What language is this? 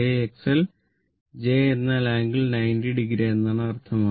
Malayalam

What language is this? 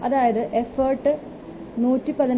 Malayalam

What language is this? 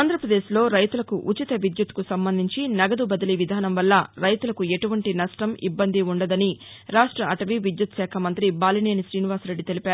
Telugu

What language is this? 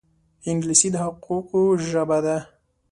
Pashto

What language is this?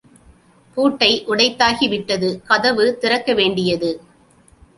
Tamil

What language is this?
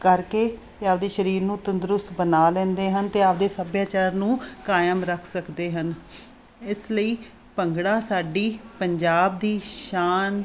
Punjabi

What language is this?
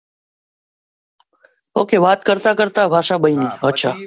Gujarati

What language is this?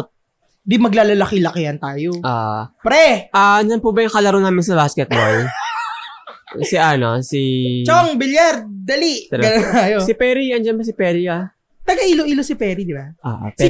Filipino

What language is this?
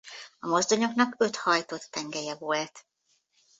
Hungarian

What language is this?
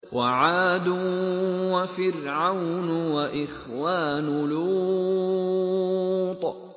Arabic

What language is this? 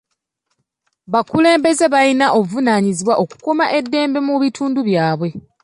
Ganda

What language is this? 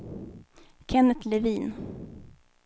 Swedish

